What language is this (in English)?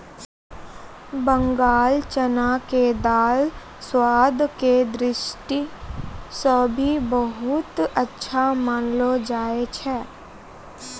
Maithili